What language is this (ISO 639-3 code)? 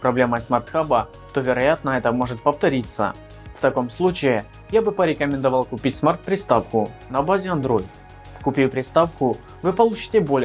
rus